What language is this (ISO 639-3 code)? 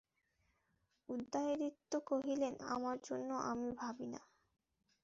ben